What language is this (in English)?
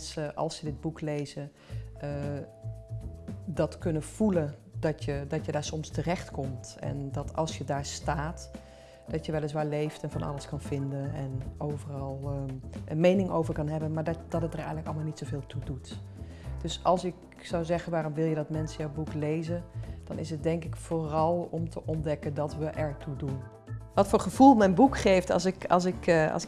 Dutch